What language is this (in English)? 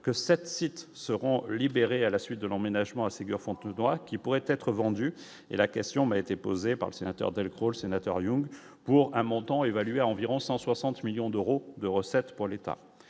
French